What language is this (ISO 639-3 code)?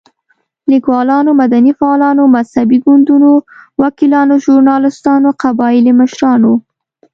pus